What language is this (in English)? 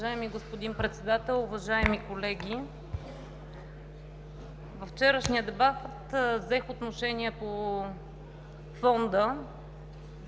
Bulgarian